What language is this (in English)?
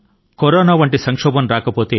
Telugu